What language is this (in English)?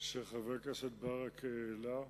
Hebrew